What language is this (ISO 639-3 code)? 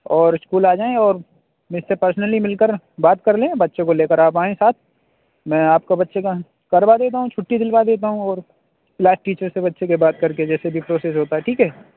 urd